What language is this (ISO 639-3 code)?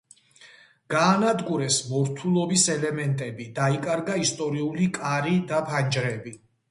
kat